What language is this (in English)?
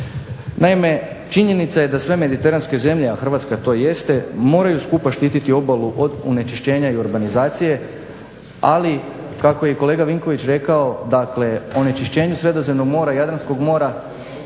Croatian